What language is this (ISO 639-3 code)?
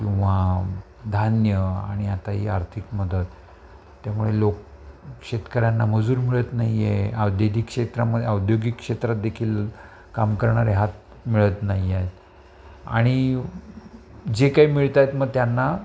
mar